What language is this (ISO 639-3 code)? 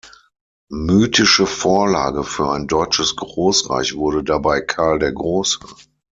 deu